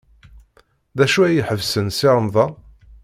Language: Kabyle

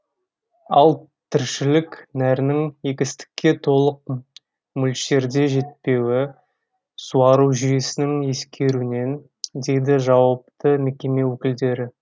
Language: Kazakh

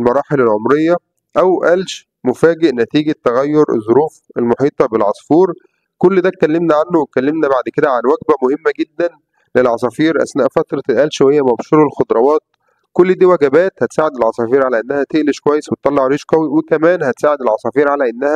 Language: Arabic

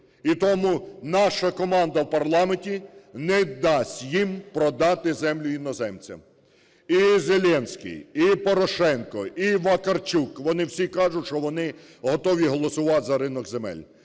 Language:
Ukrainian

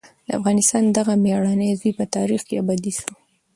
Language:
Pashto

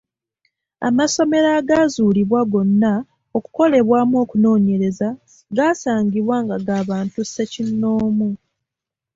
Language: Ganda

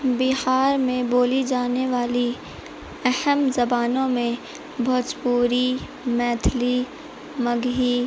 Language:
Urdu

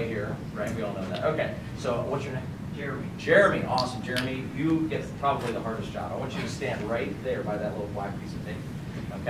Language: English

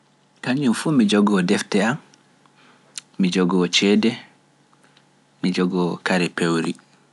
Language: Pular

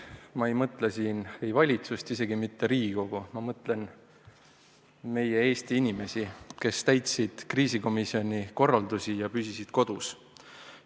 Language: Estonian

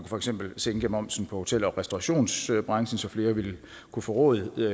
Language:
Danish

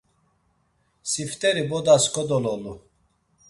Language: Laz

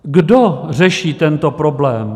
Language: Czech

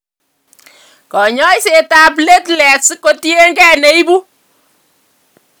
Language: Kalenjin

